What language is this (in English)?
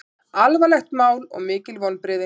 Icelandic